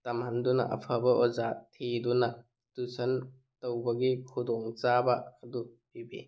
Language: Manipuri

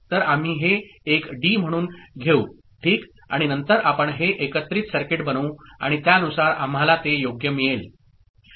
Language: Marathi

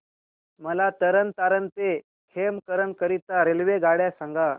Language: Marathi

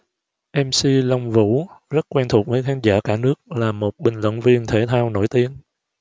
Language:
Vietnamese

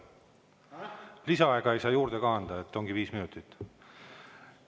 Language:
Estonian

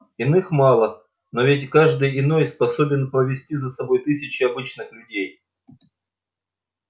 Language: Russian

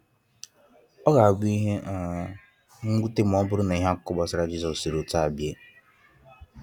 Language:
Igbo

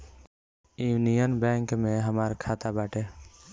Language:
Bhojpuri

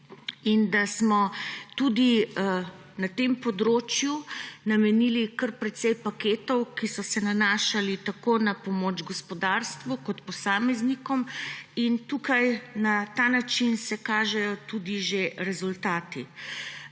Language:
Slovenian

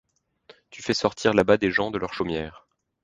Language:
French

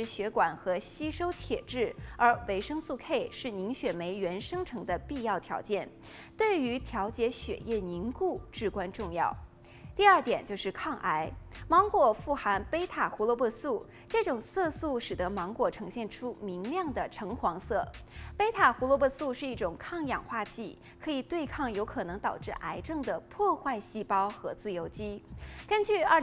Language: Chinese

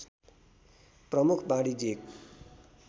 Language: Nepali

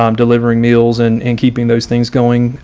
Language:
English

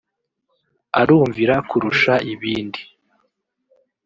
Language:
Kinyarwanda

